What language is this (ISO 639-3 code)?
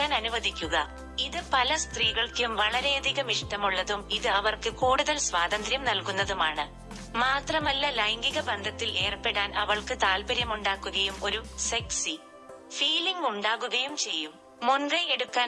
mal